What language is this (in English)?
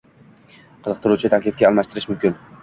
Uzbek